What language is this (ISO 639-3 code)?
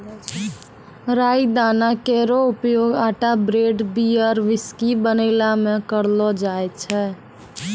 mai